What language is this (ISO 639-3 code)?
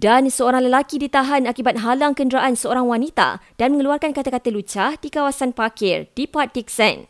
msa